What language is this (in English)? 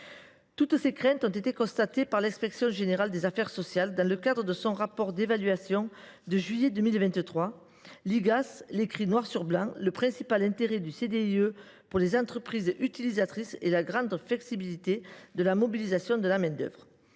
French